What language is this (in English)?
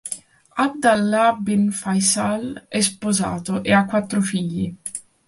Italian